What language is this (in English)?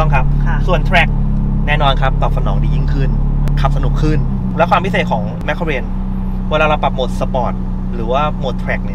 Thai